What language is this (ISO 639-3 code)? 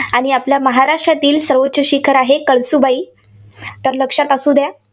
mar